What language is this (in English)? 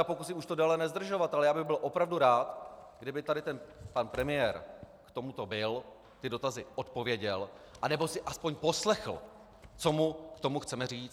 Czech